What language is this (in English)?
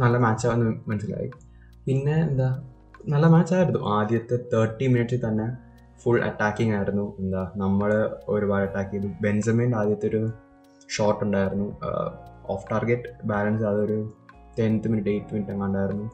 Malayalam